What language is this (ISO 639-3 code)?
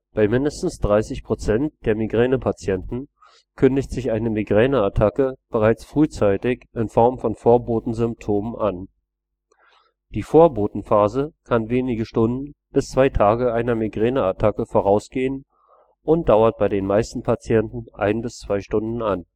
deu